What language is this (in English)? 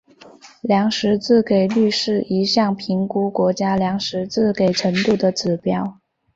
Chinese